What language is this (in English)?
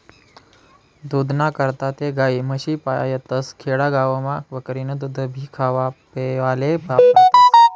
Marathi